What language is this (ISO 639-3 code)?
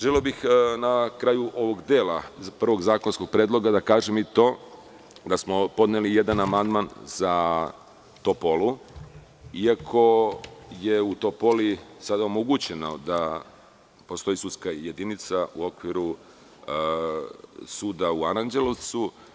srp